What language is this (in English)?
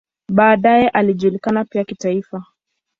Swahili